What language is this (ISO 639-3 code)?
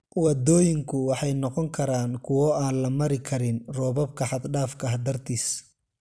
som